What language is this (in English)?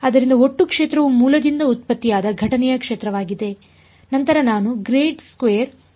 Kannada